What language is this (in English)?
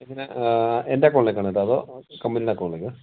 Malayalam